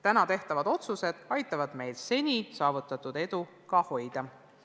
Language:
Estonian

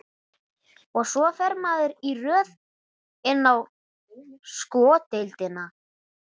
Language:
Icelandic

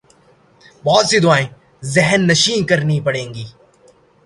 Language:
Urdu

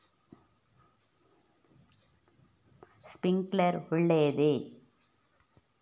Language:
Kannada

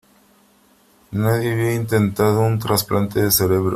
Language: Spanish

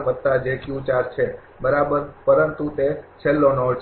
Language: Gujarati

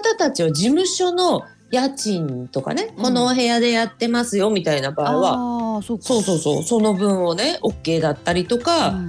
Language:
Japanese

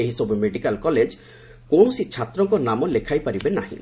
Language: Odia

